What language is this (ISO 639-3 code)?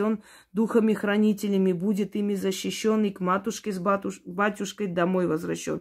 rus